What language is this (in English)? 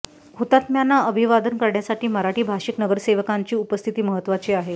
Marathi